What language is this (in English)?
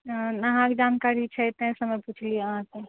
Maithili